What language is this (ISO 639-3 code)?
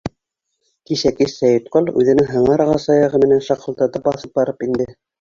bak